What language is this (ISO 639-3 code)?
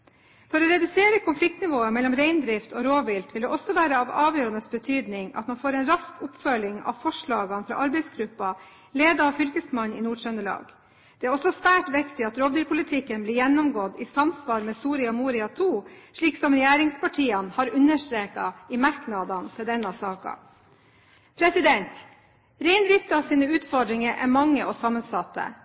nob